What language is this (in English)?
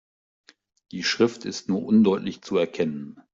German